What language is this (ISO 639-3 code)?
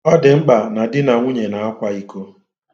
ibo